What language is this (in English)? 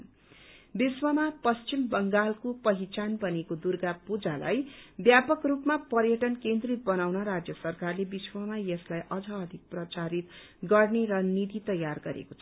Nepali